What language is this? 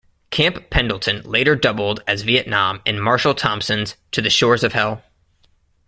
English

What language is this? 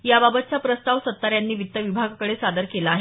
Marathi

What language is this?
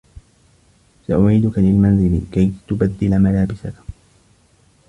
Arabic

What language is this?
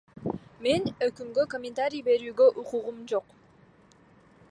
Kyrgyz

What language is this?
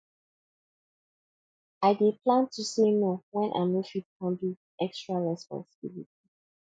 Nigerian Pidgin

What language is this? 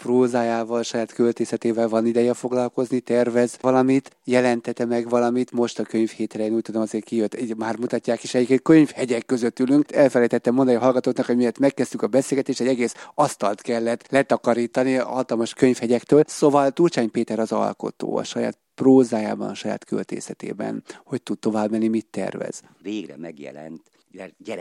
Hungarian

